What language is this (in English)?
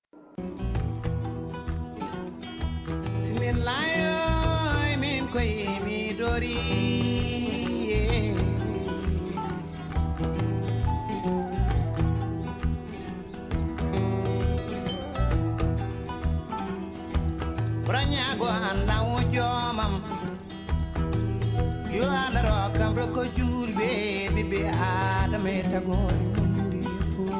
Fula